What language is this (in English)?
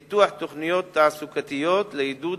Hebrew